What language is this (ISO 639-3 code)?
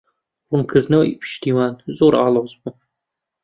ckb